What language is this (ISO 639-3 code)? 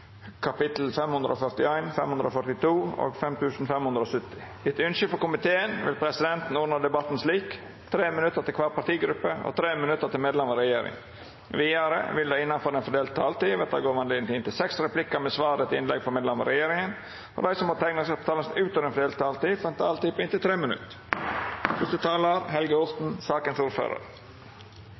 nno